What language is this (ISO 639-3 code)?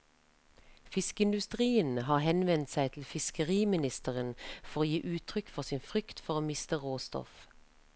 nor